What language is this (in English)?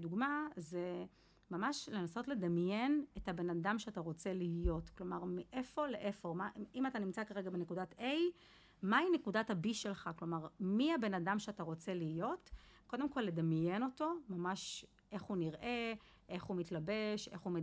Hebrew